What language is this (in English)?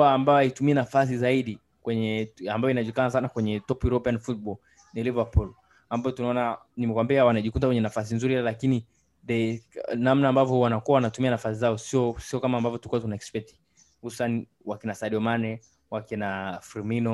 Swahili